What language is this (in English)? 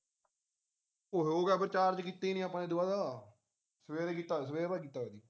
Punjabi